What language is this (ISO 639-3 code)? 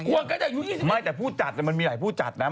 tha